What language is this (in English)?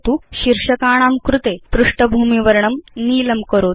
Sanskrit